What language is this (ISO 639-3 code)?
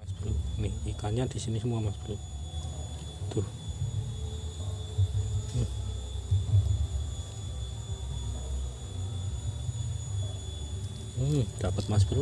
ind